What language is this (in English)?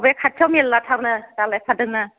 Bodo